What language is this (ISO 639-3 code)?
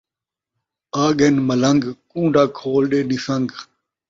skr